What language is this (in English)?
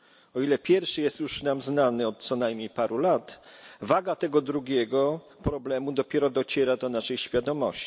Polish